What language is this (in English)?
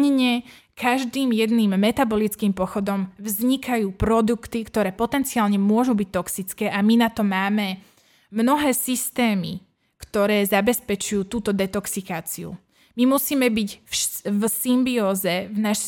Slovak